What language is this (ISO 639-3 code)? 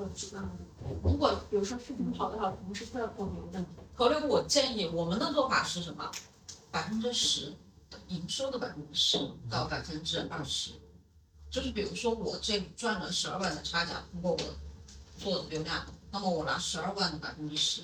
zho